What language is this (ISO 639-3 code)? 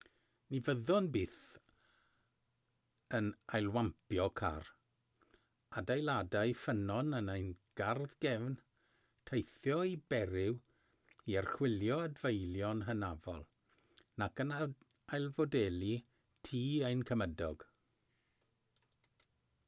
cym